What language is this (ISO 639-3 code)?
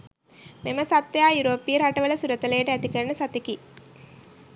sin